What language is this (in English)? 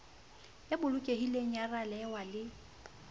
Southern Sotho